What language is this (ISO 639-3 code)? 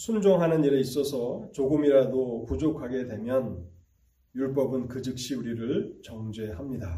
kor